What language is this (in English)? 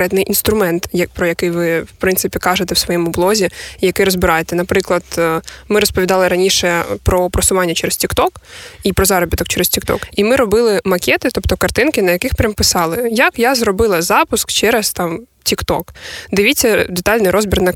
Ukrainian